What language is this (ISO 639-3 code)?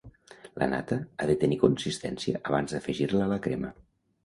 cat